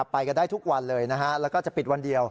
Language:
Thai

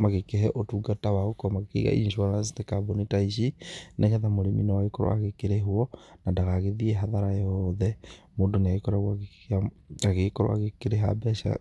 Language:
Kikuyu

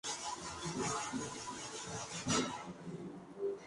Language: Spanish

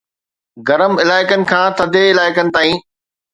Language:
Sindhi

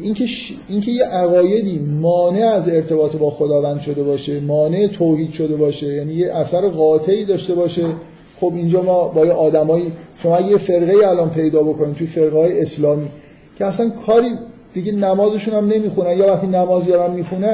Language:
Persian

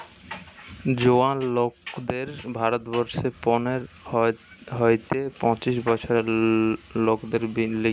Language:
Bangla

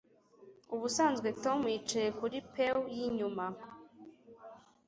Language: Kinyarwanda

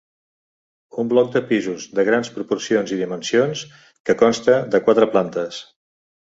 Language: Catalan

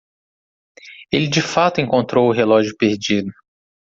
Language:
Portuguese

